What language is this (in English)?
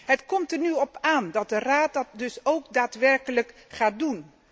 Dutch